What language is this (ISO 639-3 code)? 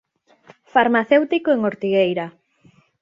glg